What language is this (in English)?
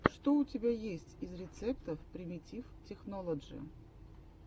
Russian